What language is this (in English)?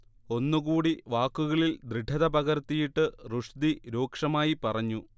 Malayalam